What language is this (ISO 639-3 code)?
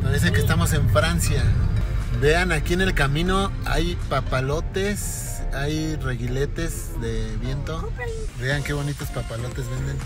spa